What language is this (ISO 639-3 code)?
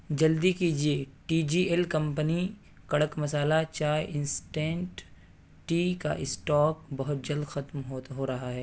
urd